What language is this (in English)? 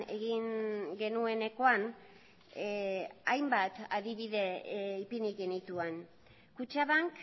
Basque